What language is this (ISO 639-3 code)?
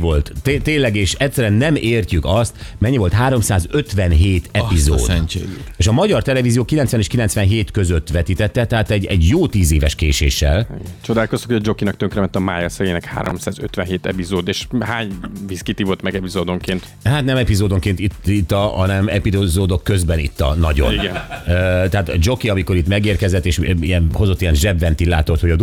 hun